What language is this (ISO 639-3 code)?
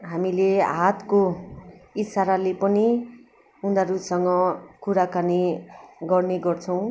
nep